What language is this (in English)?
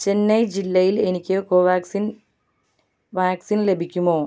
Malayalam